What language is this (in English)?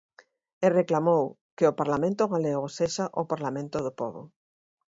Galician